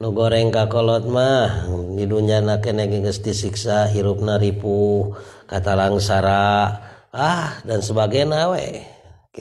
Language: Indonesian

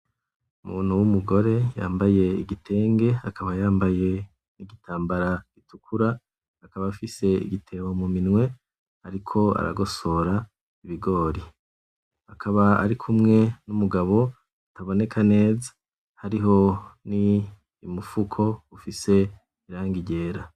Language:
Rundi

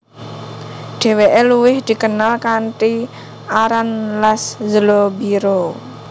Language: Javanese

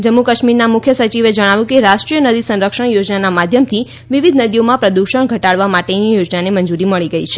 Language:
Gujarati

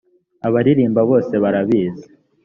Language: Kinyarwanda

